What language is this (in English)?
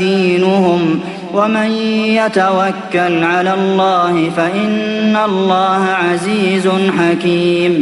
Arabic